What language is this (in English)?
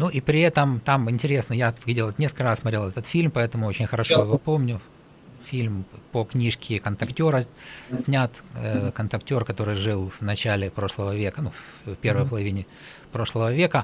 Russian